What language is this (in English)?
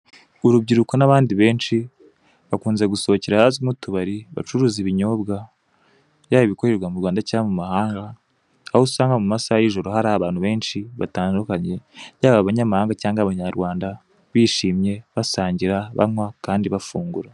Kinyarwanda